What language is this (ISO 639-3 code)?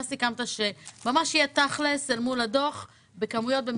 heb